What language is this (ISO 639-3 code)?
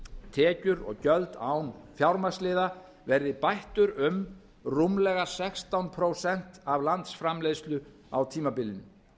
isl